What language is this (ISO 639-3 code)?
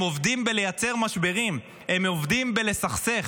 heb